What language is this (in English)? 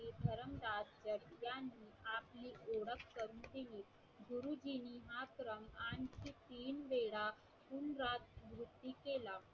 Marathi